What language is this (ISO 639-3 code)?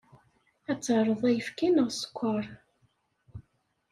kab